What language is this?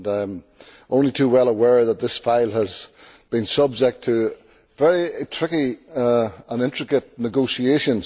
English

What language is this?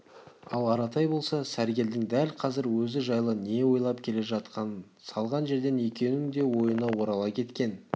Kazakh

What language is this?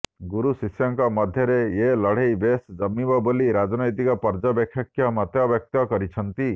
Odia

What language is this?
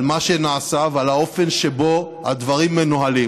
Hebrew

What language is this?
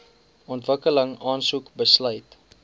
Afrikaans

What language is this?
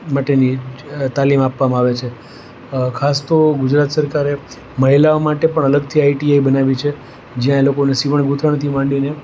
Gujarati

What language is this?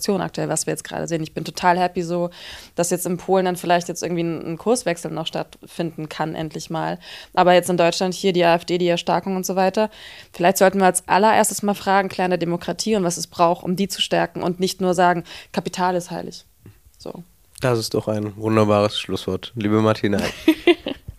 German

